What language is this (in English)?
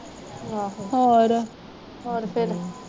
Punjabi